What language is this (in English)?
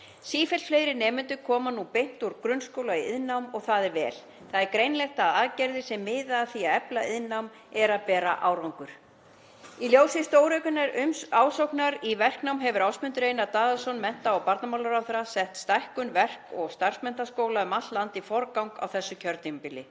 Icelandic